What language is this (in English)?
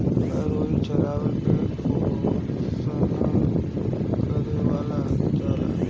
Bhojpuri